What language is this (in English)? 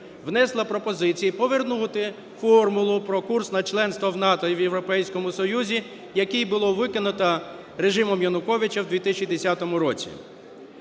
Ukrainian